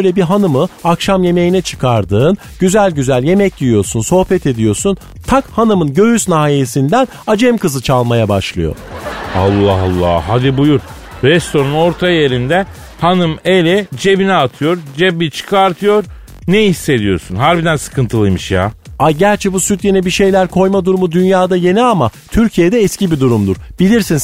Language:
Turkish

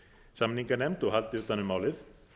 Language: Icelandic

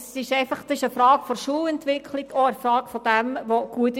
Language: Swiss German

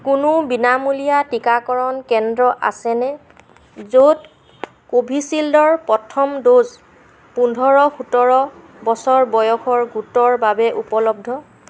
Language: Assamese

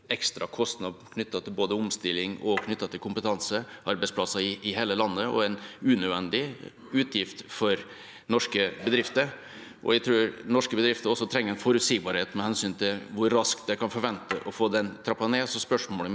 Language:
Norwegian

